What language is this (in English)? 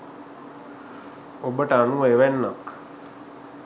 Sinhala